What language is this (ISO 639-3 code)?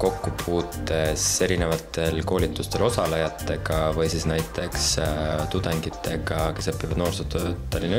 fin